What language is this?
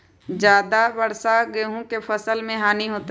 Magahi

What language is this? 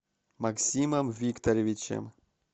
Russian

